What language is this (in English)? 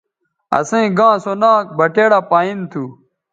Bateri